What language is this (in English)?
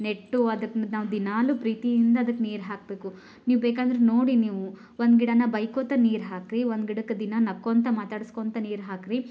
Kannada